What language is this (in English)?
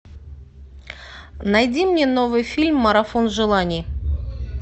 Russian